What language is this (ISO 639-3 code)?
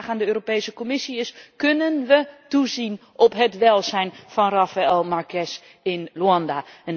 nld